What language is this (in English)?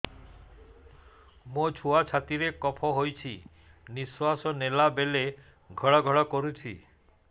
Odia